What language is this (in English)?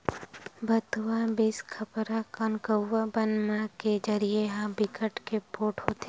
Chhattisgarhi